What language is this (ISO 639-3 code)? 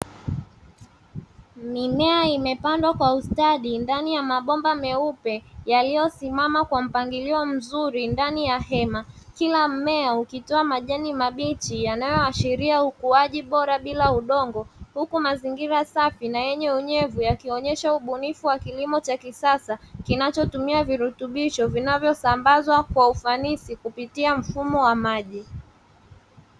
swa